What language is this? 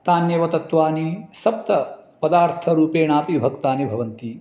Sanskrit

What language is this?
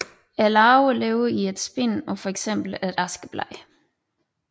Danish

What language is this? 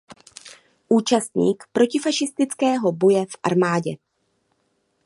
Czech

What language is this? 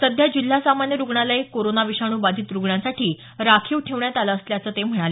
Marathi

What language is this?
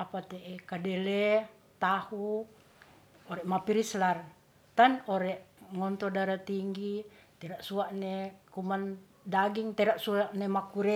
Ratahan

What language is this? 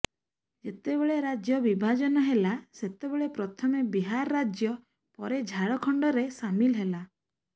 Odia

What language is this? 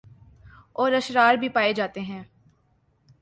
Urdu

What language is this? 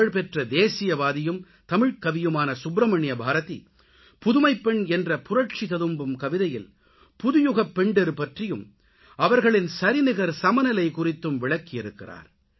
Tamil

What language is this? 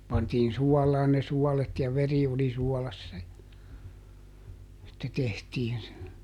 Finnish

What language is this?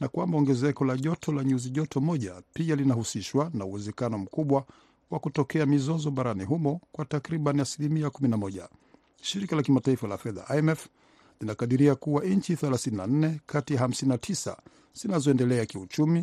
Swahili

